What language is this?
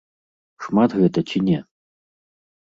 Belarusian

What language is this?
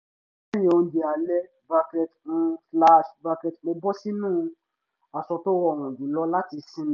Yoruba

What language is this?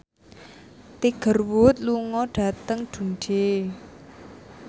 Javanese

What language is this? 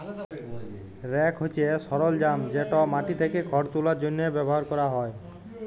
Bangla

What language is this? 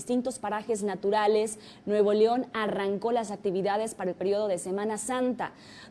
Spanish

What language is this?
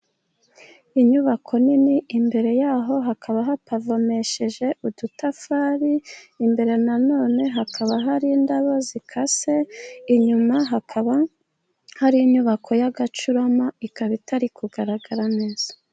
Kinyarwanda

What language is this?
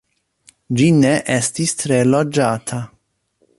Esperanto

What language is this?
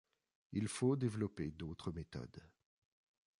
French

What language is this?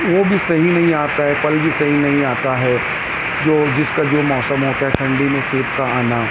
Urdu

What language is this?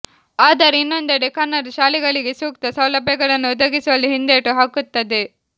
Kannada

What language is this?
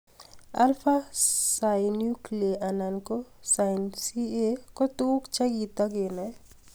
Kalenjin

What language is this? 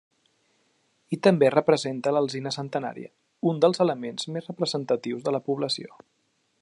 Catalan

